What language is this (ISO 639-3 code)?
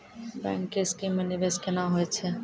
mai